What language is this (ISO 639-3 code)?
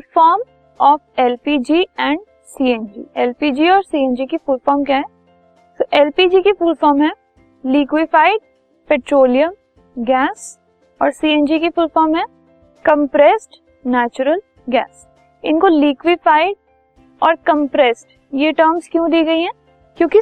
hin